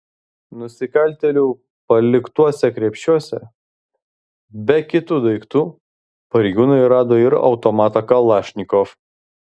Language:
Lithuanian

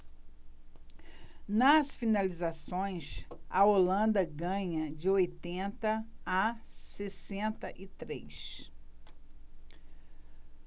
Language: Portuguese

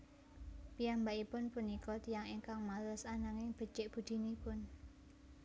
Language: Javanese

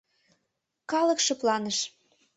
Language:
Mari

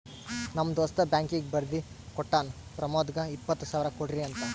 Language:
Kannada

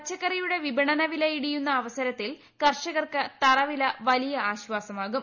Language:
Malayalam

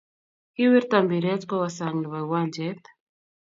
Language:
Kalenjin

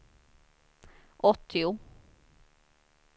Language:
Swedish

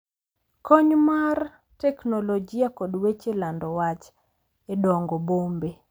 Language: Luo (Kenya and Tanzania)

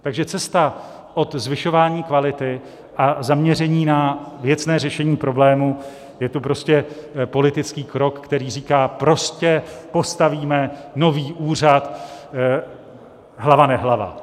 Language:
Czech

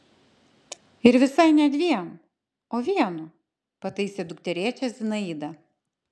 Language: Lithuanian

